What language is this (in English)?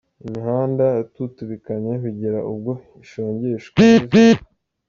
Kinyarwanda